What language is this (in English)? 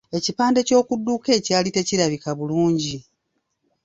Ganda